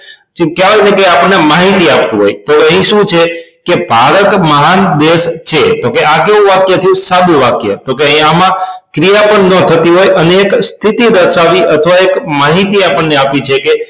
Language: Gujarati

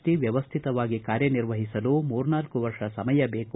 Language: Kannada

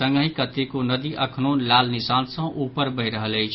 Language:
Maithili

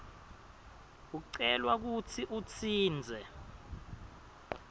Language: Swati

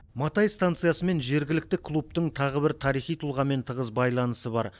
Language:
Kazakh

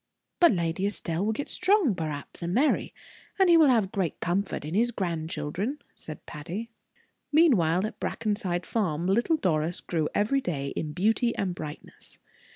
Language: English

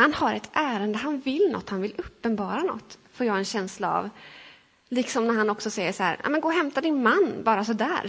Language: Swedish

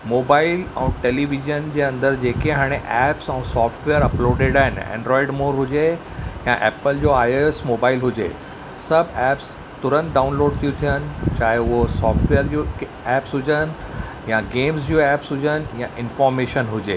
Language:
Sindhi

